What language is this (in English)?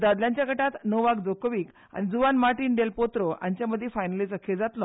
Konkani